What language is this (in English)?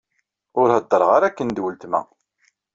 Kabyle